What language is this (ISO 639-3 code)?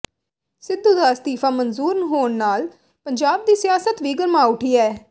pan